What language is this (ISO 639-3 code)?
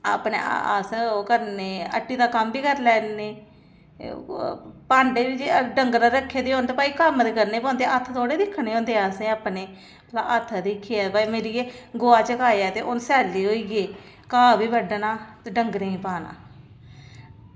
doi